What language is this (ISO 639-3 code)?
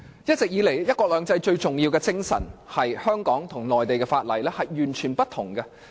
yue